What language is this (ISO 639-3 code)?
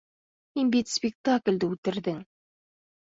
bak